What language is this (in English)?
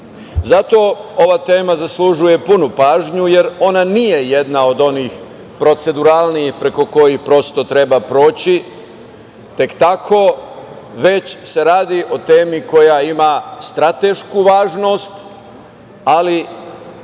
Serbian